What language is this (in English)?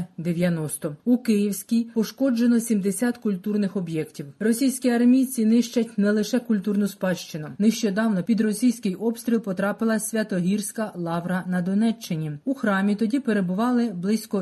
Ukrainian